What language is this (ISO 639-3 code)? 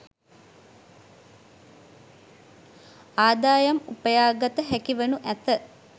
sin